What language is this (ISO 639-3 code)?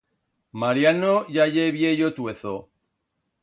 arg